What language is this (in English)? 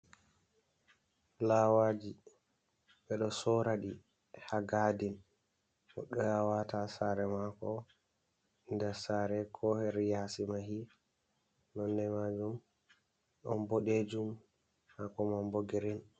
Fula